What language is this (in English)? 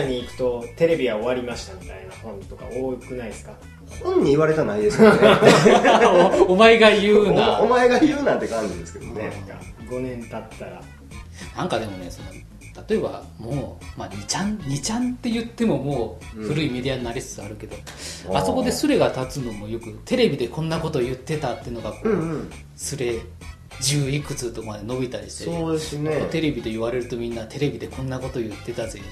Japanese